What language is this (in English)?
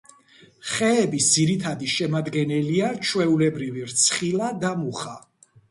Georgian